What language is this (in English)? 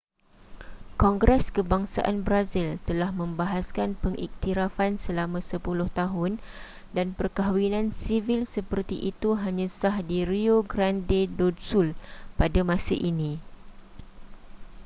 Malay